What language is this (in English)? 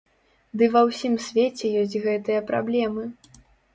Belarusian